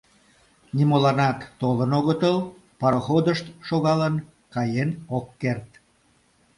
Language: Mari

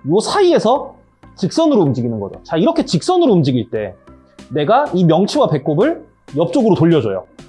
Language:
Korean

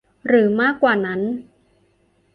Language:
Thai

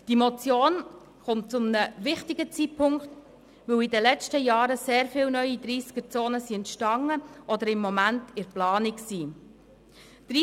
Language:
Swiss German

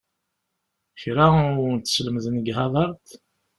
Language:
Kabyle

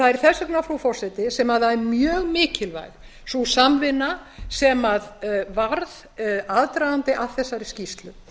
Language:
Icelandic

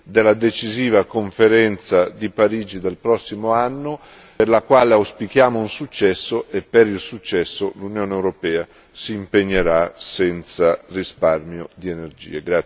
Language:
Italian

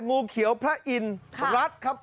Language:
Thai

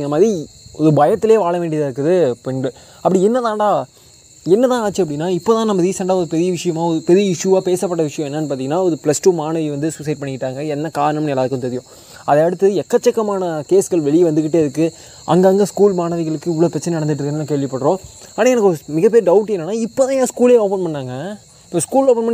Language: Tamil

